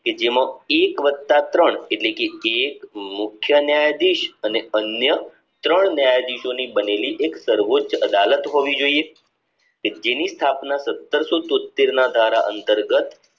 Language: Gujarati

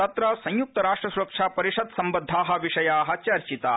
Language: Sanskrit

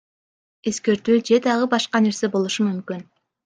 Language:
Kyrgyz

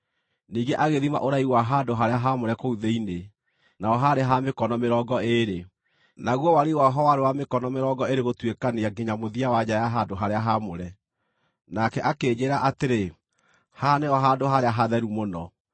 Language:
Kikuyu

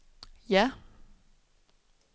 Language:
Danish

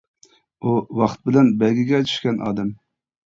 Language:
Uyghur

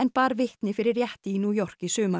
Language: Icelandic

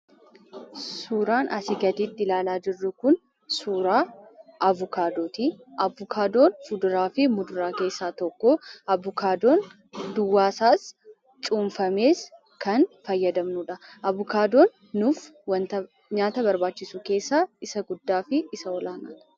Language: Oromo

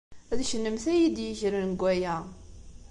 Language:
Kabyle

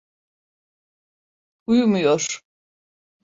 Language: Turkish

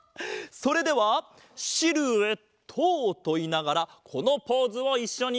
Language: Japanese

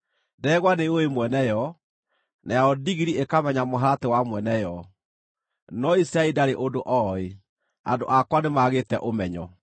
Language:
Kikuyu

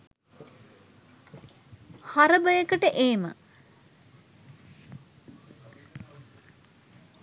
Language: Sinhala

